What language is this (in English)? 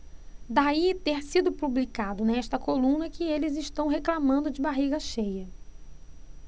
Portuguese